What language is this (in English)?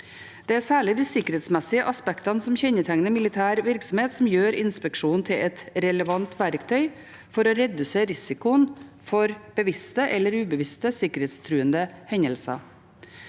Norwegian